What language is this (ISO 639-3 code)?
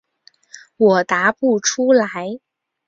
zho